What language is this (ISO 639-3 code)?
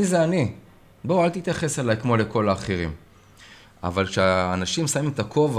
heb